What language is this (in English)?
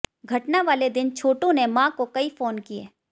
Hindi